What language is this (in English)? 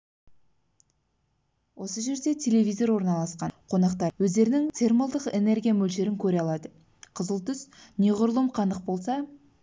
Kazakh